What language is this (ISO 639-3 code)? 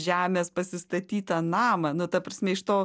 lit